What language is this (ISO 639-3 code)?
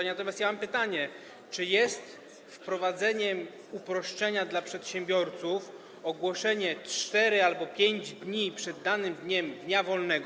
pol